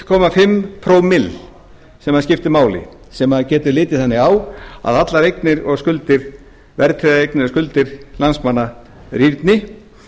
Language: Icelandic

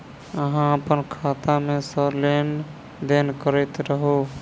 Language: Maithili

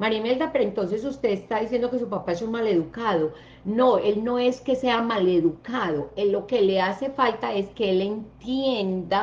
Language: Spanish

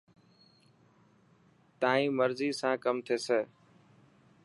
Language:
Dhatki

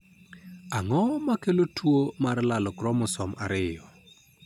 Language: Luo (Kenya and Tanzania)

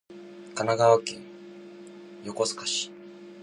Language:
Japanese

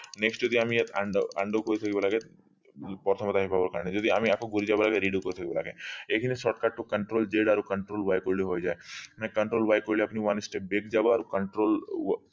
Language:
Assamese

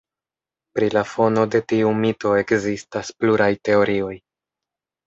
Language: Esperanto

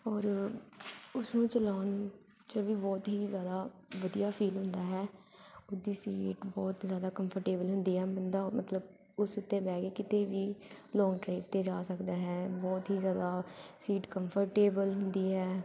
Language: Punjabi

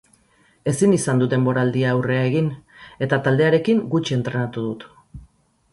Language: Basque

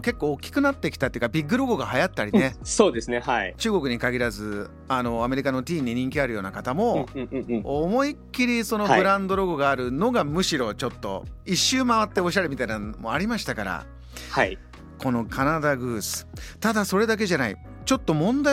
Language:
Japanese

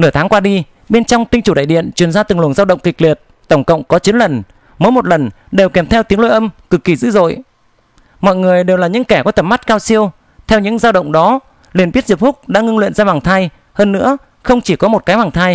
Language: Vietnamese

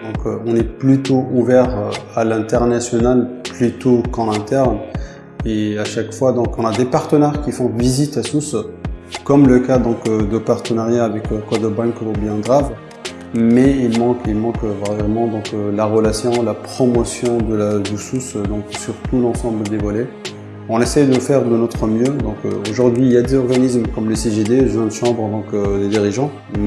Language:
French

